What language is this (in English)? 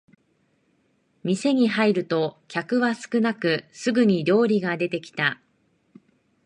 Japanese